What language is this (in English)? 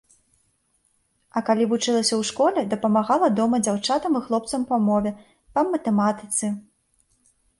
Belarusian